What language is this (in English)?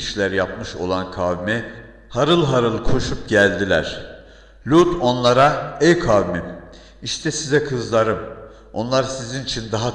Turkish